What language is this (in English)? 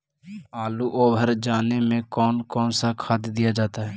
Magahi